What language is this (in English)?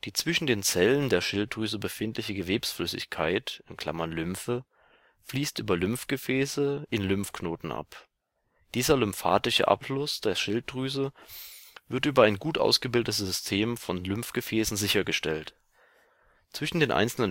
German